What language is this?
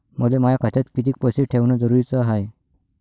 Marathi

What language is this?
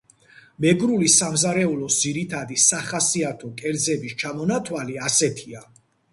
Georgian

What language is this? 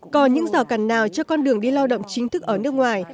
Vietnamese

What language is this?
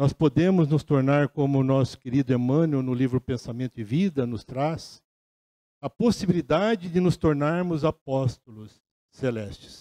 Portuguese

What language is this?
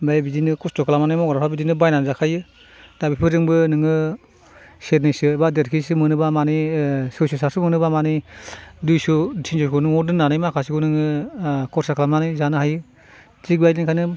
Bodo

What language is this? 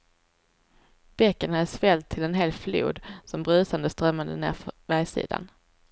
Swedish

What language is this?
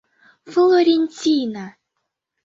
Mari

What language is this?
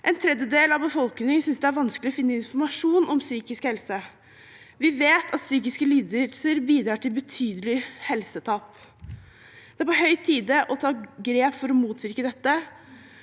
Norwegian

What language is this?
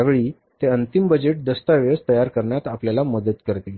Marathi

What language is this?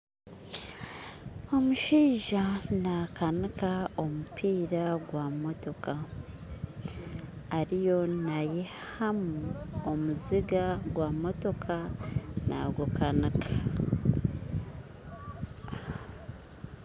Nyankole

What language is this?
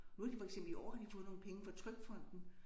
Danish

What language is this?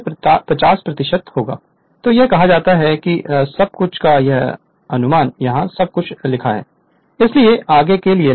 Hindi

